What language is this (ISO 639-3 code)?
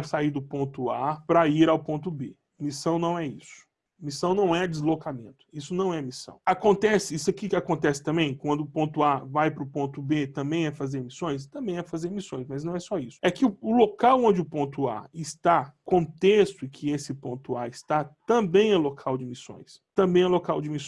por